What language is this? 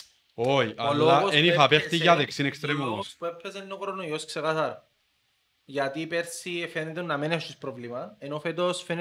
Greek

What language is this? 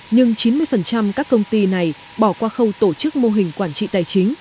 Vietnamese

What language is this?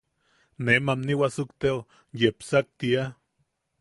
Yaqui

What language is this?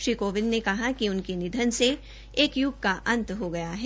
Hindi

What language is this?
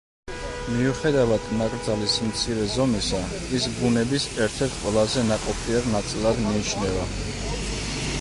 Georgian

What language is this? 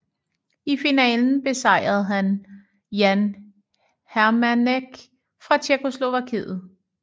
Danish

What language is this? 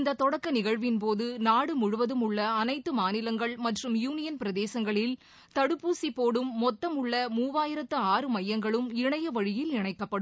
Tamil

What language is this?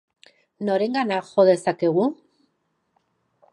Basque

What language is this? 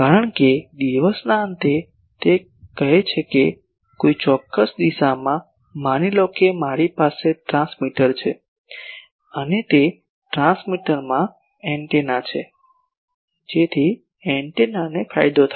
Gujarati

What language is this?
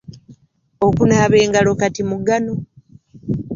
Ganda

